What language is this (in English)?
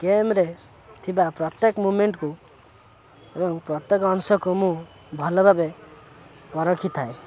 Odia